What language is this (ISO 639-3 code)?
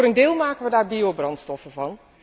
nld